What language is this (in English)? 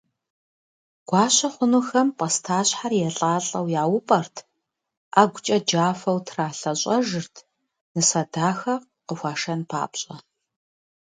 Kabardian